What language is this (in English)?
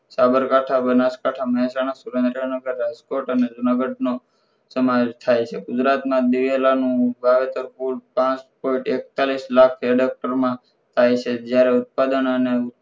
Gujarati